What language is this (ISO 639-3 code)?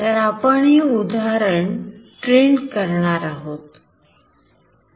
mar